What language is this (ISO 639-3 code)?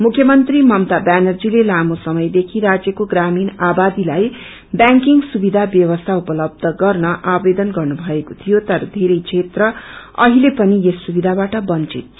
nep